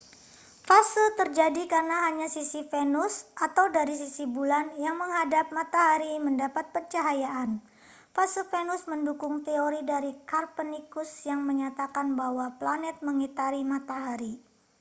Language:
Indonesian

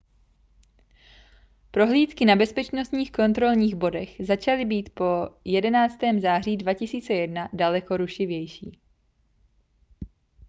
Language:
Czech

